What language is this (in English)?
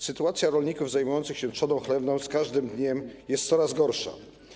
Polish